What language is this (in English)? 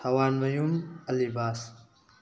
Manipuri